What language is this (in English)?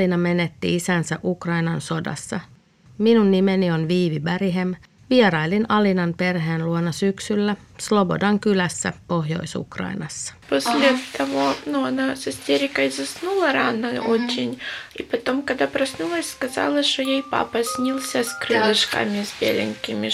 Finnish